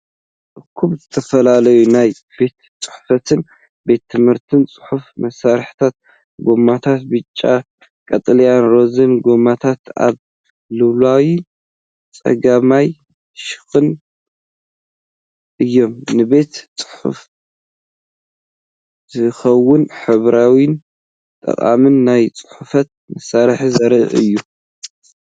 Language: Tigrinya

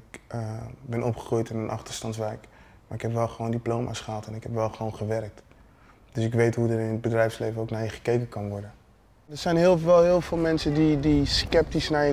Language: Dutch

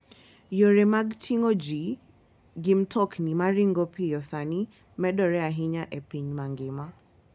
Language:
Luo (Kenya and Tanzania)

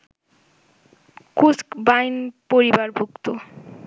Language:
Bangla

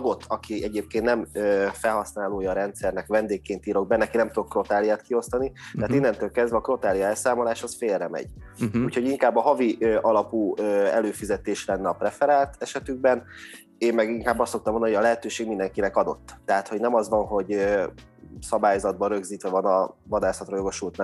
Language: Hungarian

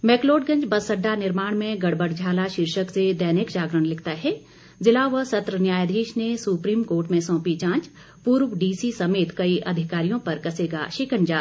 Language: Hindi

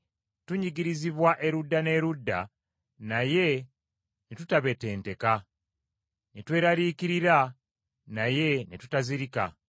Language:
Ganda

